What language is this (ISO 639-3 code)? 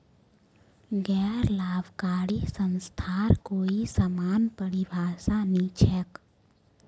mag